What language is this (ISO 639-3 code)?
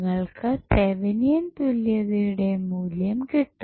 mal